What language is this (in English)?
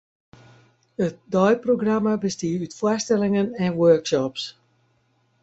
Western Frisian